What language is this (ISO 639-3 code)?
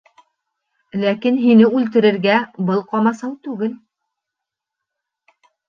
bak